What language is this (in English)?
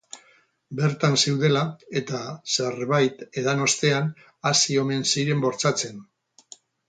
Basque